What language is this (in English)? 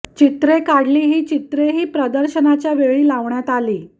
Marathi